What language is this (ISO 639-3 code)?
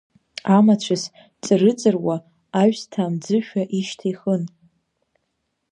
abk